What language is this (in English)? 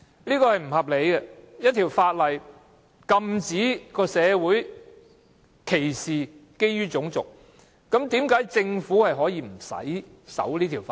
Cantonese